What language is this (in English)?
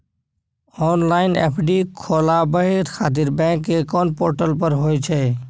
Maithili